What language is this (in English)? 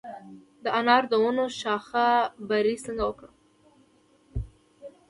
Pashto